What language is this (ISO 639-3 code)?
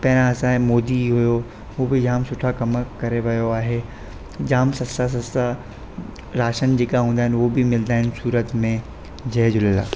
snd